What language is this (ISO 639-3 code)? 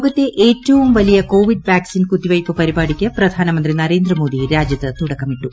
mal